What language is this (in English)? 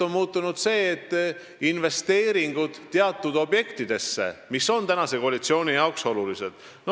Estonian